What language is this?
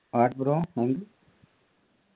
Malayalam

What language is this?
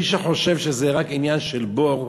Hebrew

